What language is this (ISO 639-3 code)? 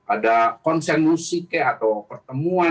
ind